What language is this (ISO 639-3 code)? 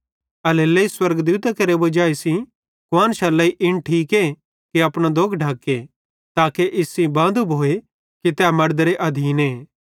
bhd